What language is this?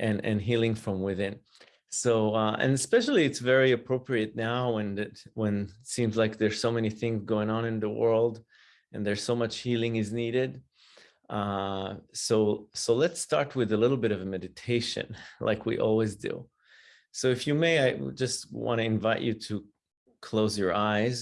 English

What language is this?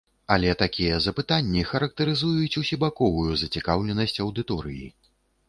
Belarusian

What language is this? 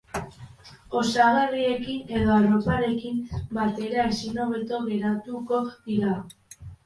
Basque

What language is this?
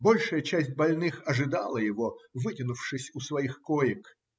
Russian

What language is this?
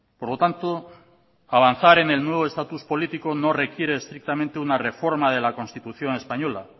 Spanish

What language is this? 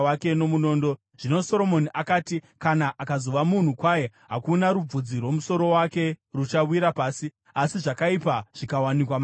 Shona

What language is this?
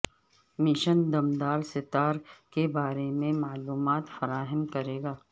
Urdu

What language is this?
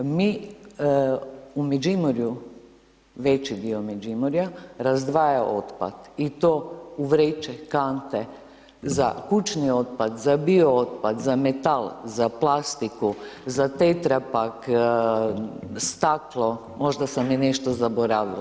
Croatian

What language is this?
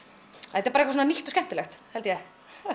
Icelandic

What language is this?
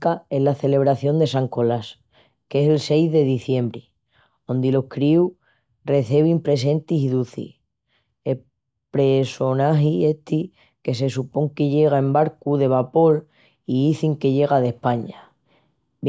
Extremaduran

